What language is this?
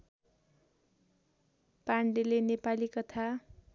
Nepali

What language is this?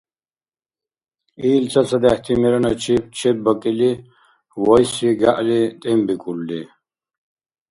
Dargwa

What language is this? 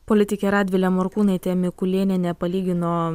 Lithuanian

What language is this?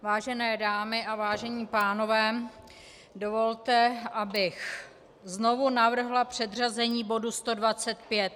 Czech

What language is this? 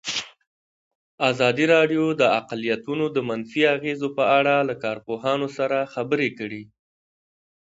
Pashto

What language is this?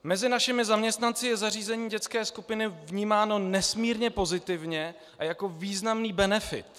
Czech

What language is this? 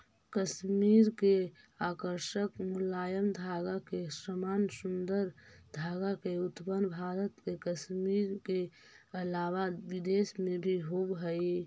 Magahi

